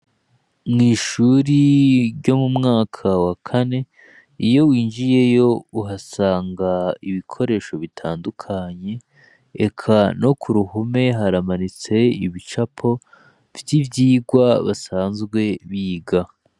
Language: Rundi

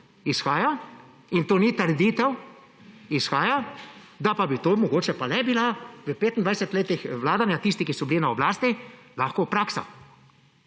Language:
Slovenian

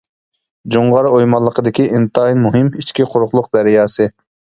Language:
Uyghur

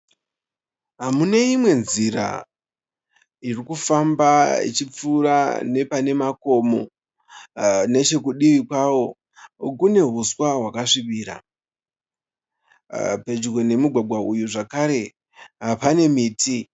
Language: Shona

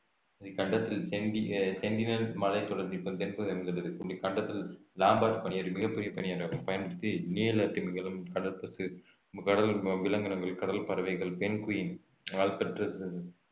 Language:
Tamil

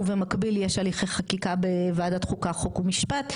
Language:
Hebrew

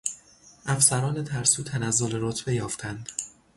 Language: Persian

